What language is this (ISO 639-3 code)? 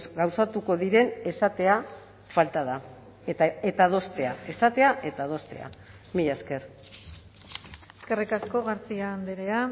eus